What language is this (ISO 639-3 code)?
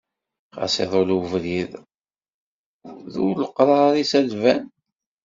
kab